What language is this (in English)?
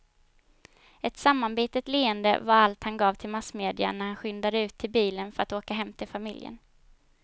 Swedish